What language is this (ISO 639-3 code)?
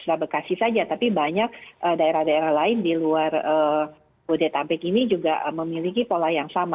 ind